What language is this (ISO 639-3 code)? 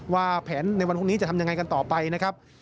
tha